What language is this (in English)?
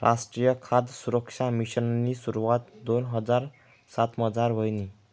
Marathi